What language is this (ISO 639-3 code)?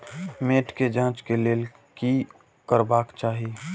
mai